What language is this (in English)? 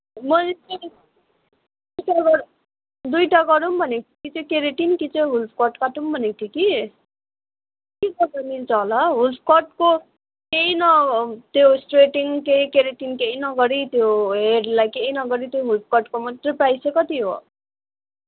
Nepali